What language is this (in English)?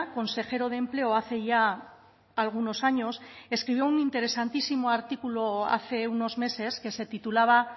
Spanish